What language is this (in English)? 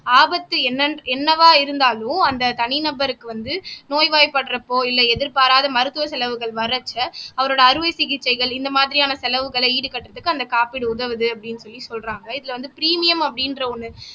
Tamil